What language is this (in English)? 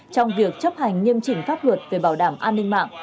Vietnamese